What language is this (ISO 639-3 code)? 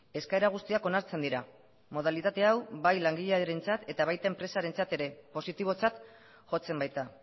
eus